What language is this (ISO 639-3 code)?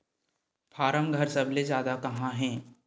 hne